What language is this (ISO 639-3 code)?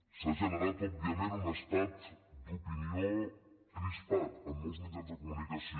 cat